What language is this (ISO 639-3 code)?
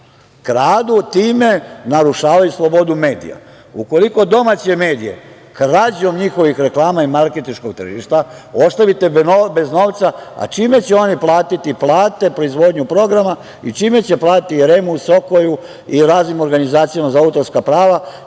srp